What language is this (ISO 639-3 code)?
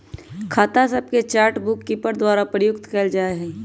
mag